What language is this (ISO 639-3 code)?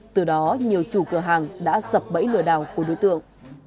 vie